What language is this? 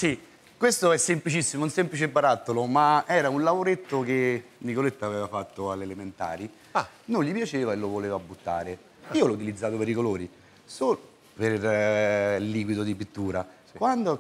Italian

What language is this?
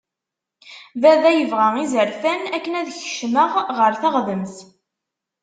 Kabyle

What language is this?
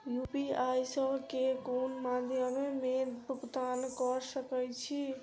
Maithili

